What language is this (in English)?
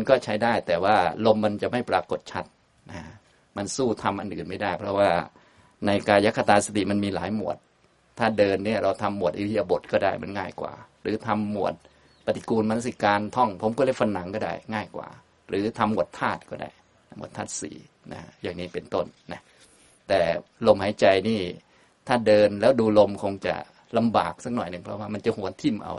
Thai